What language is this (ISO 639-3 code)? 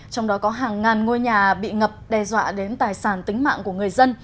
vie